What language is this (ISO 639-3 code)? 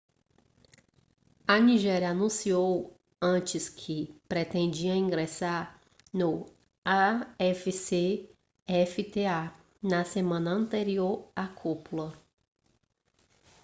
por